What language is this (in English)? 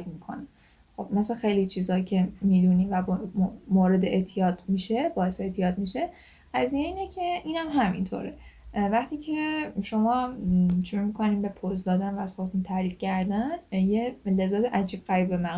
Persian